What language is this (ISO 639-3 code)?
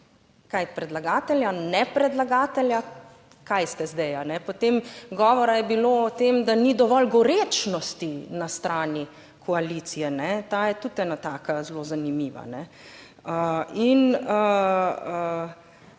slv